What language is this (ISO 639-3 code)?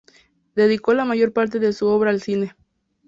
spa